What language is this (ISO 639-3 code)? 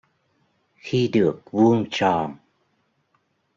vie